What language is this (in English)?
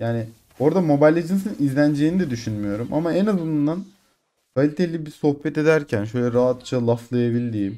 Turkish